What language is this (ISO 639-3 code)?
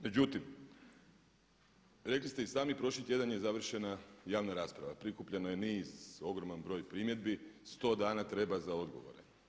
hrv